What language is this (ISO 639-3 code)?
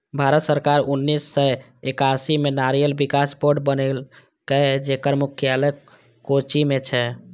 mai